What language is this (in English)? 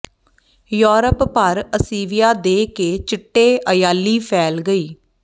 Punjabi